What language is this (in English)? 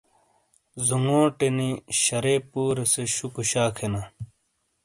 Shina